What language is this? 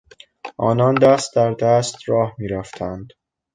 Persian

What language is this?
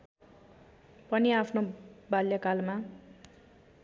Nepali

